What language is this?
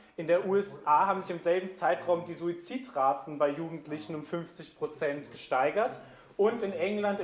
German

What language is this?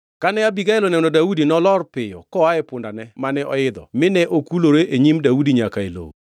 Luo (Kenya and Tanzania)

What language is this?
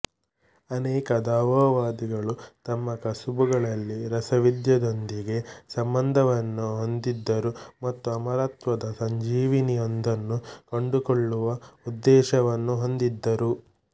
Kannada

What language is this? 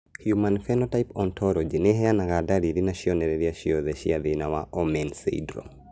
Kikuyu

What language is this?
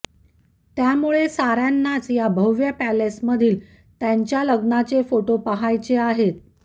Marathi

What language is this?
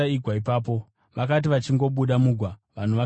Shona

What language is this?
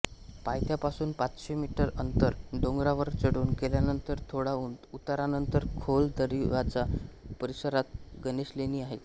Marathi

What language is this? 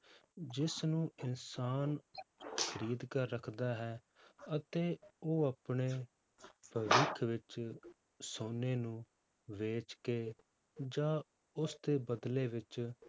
Punjabi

